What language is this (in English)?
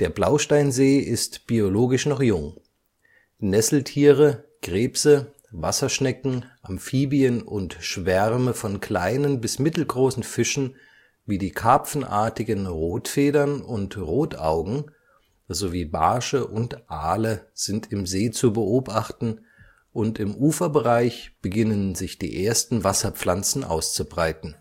German